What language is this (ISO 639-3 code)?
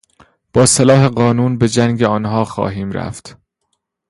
fas